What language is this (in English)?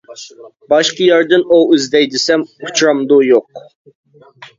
Uyghur